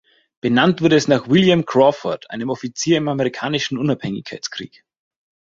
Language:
German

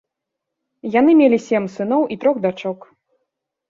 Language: Belarusian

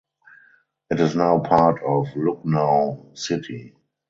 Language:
English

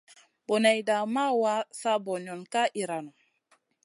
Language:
Masana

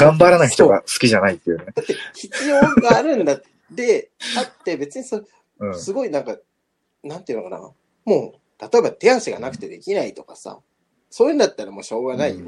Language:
Japanese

